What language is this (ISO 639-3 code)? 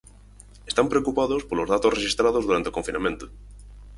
glg